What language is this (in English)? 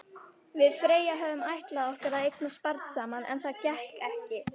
Icelandic